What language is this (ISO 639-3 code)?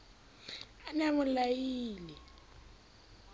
sot